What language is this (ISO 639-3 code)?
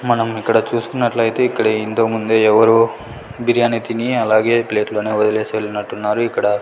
tel